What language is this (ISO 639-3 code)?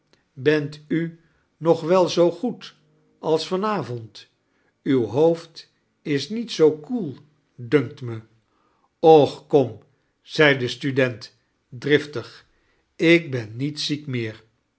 nld